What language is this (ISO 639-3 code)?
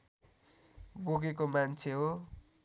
nep